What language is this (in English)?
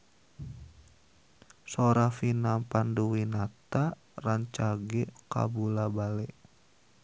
Sundanese